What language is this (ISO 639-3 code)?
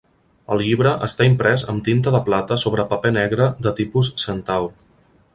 cat